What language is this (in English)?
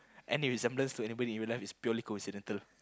English